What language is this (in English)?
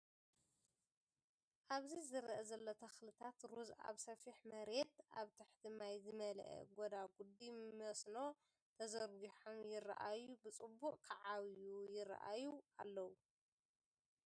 Tigrinya